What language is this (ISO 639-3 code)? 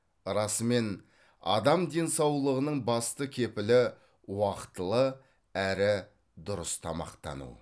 kaz